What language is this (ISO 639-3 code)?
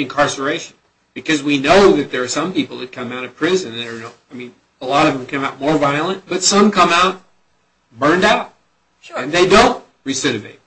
eng